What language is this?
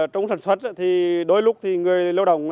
Vietnamese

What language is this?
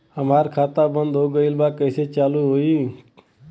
Bhojpuri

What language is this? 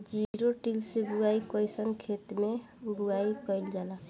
Bhojpuri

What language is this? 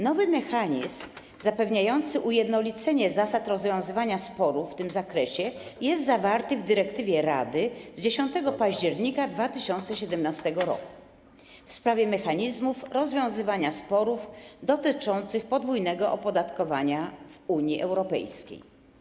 Polish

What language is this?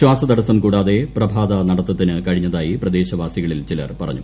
Malayalam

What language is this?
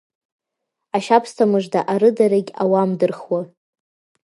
Abkhazian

